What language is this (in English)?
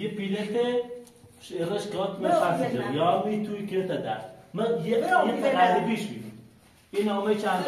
Persian